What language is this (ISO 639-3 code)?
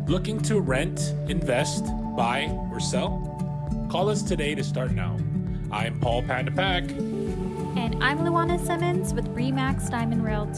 eng